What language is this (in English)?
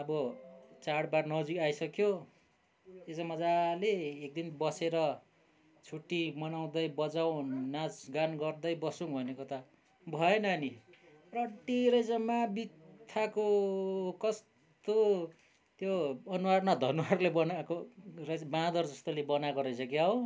Nepali